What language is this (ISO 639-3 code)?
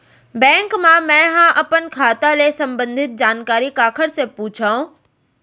hne